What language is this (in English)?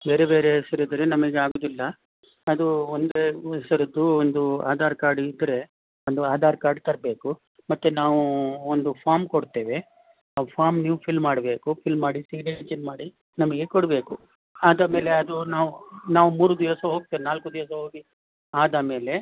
Kannada